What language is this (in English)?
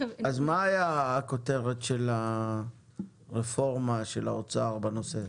Hebrew